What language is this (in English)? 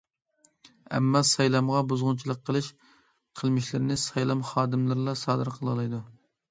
Uyghur